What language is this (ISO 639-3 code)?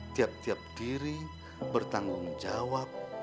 ind